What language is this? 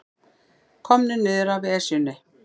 Icelandic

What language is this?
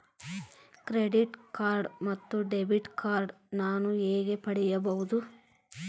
Kannada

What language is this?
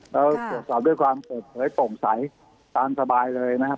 Thai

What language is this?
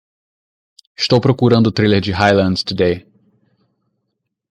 Portuguese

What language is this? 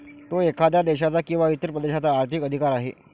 Marathi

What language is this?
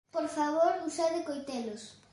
Galician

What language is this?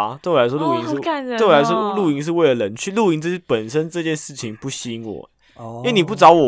Chinese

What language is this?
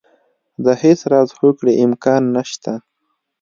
Pashto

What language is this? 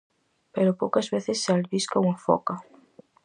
Galician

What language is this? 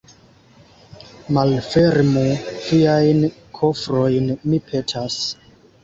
Esperanto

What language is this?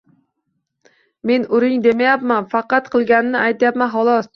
Uzbek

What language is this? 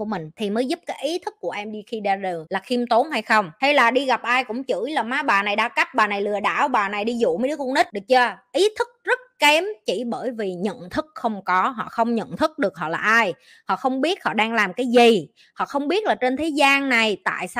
Vietnamese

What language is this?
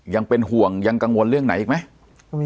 Thai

